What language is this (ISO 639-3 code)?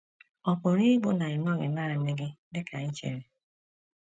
ibo